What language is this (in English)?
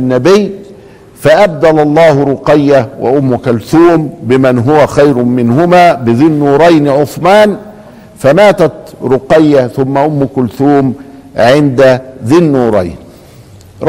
Arabic